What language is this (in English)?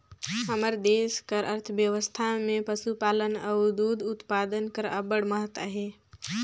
Chhattisgarhi